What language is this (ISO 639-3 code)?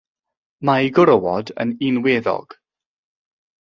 cym